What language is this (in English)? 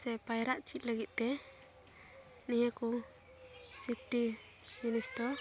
Santali